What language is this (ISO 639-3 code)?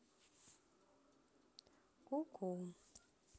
rus